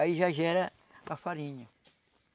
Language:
Portuguese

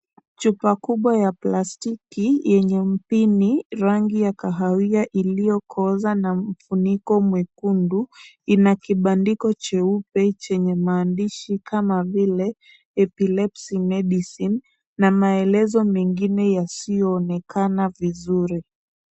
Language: Swahili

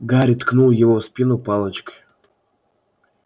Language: Russian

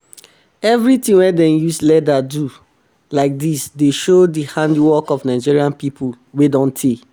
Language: Nigerian Pidgin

